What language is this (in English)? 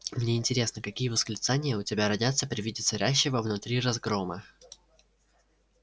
Russian